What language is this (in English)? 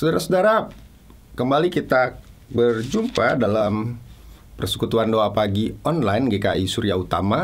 Indonesian